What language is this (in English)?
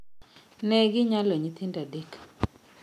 Luo (Kenya and Tanzania)